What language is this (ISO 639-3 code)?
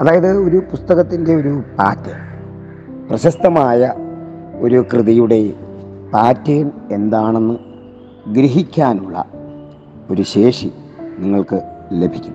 mal